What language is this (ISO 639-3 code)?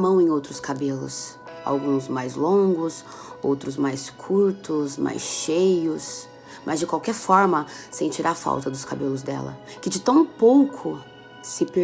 por